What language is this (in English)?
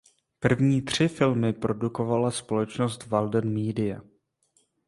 Czech